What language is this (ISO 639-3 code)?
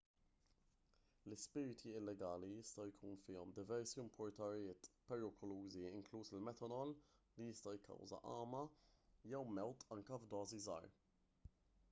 mlt